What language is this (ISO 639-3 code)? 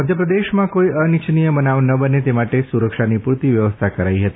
guj